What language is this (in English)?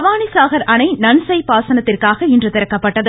Tamil